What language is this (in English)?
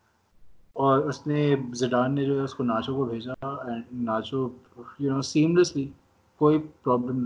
Urdu